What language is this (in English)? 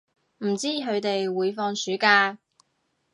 Cantonese